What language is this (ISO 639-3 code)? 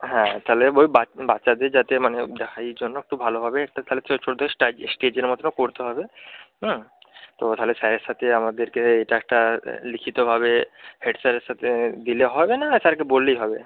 ben